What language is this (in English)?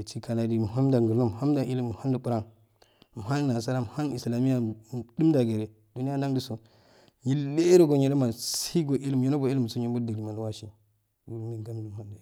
Afade